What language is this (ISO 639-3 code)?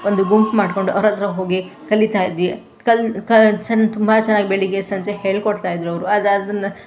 kan